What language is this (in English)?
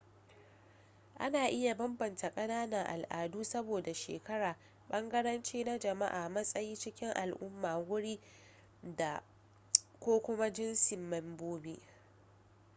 Hausa